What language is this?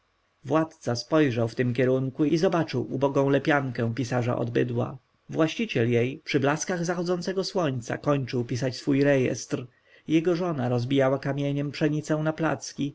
Polish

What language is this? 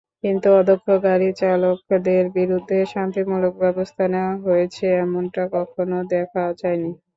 Bangla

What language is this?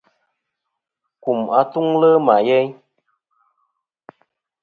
Kom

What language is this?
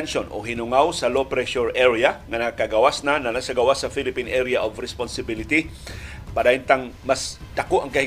Filipino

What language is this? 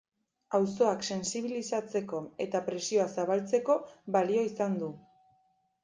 Basque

